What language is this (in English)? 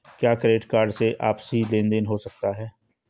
Hindi